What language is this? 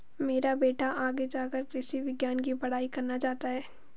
Hindi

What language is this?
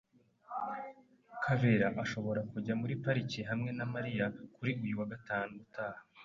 Kinyarwanda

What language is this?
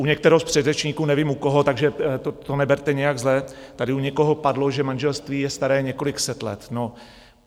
Czech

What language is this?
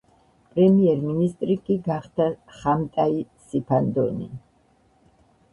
Georgian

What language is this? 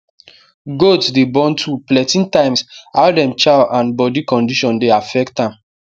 Nigerian Pidgin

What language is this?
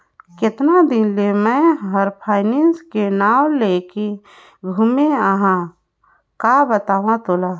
Chhattisgarhi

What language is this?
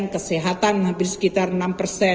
Indonesian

